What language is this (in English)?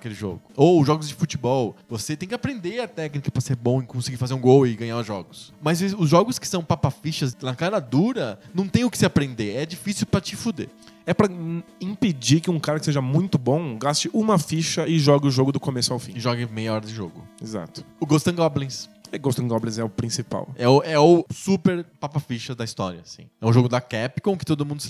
Portuguese